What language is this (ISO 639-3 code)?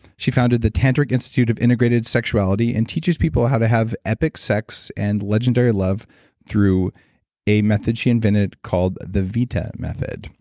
eng